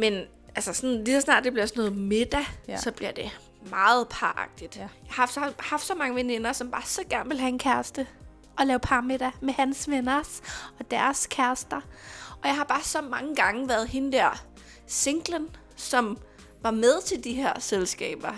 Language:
Danish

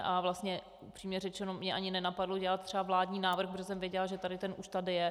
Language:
Czech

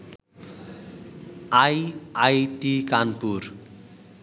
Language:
Bangla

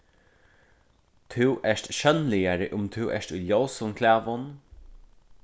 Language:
Faroese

